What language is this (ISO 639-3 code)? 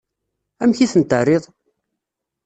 kab